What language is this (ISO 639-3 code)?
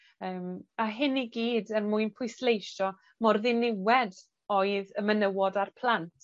cym